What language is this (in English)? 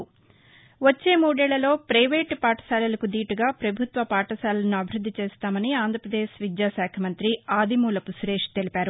Telugu